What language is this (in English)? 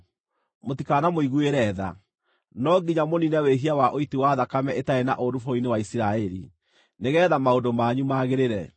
Kikuyu